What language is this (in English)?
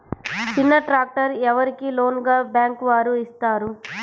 Telugu